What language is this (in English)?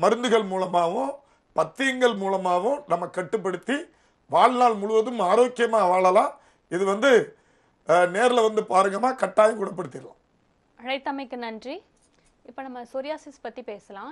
Tamil